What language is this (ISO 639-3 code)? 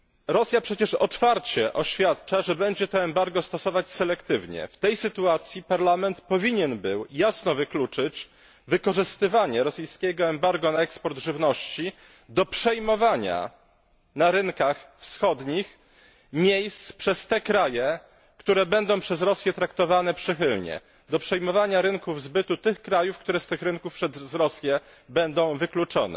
pol